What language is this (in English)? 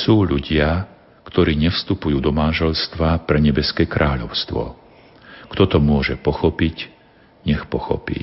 Slovak